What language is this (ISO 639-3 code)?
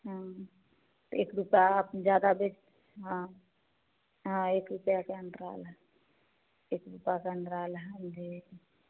hin